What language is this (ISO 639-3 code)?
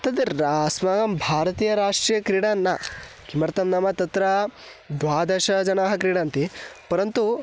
san